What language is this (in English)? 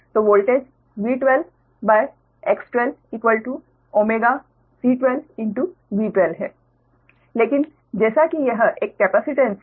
Hindi